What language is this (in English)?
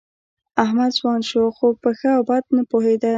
Pashto